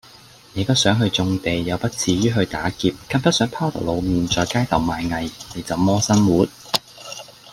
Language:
Cantonese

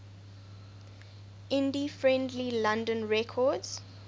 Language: English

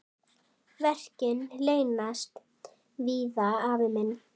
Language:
Icelandic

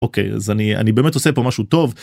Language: Hebrew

